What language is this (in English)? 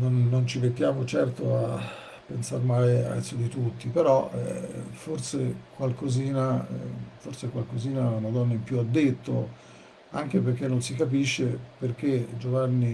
Italian